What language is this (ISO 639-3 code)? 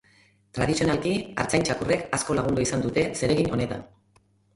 eus